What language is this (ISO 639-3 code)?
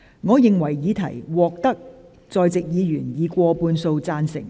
yue